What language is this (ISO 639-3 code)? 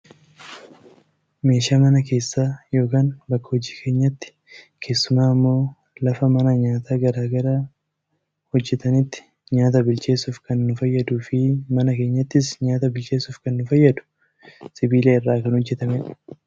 orm